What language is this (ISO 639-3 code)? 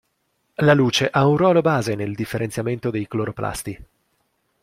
ita